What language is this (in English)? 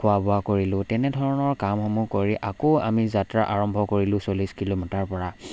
Assamese